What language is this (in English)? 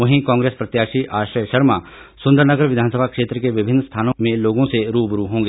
Hindi